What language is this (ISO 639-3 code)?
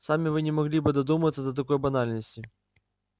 rus